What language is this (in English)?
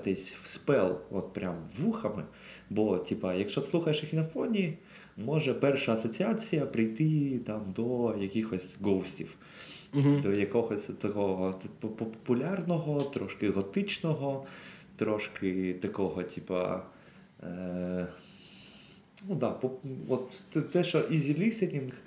Ukrainian